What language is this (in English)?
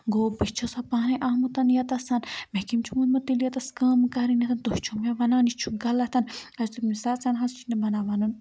Kashmiri